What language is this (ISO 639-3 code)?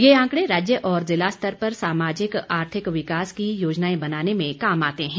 hin